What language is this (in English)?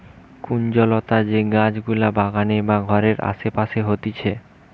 Bangla